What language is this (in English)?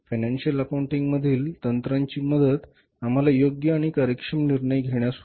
Marathi